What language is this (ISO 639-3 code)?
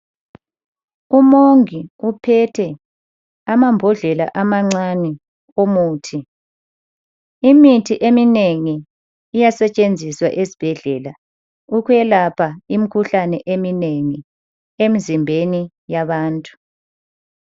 nde